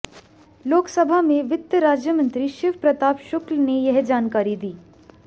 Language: Hindi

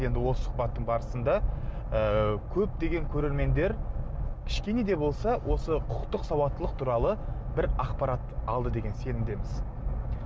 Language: Kazakh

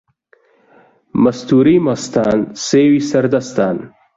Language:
Central Kurdish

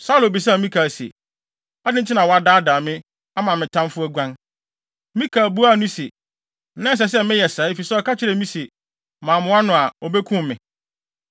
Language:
Akan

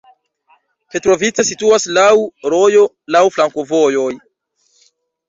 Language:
Esperanto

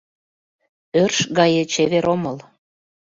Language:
Mari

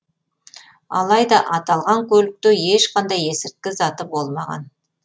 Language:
Kazakh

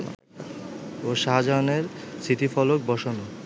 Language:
Bangla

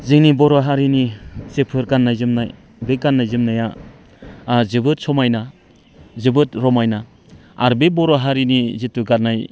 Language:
Bodo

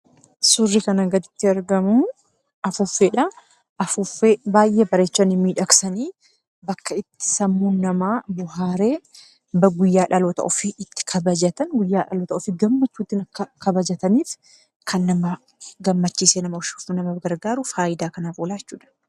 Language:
Oromo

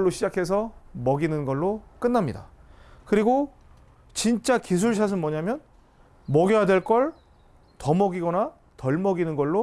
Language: Korean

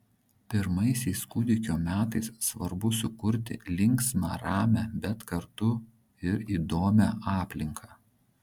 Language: Lithuanian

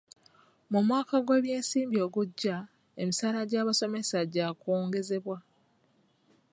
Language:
Ganda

